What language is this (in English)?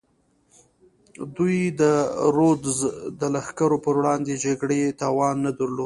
Pashto